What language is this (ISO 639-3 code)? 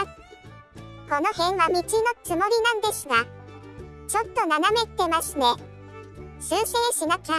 jpn